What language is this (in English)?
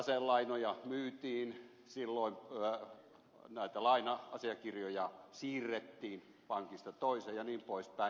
Finnish